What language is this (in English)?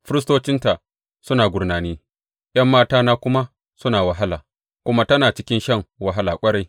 Hausa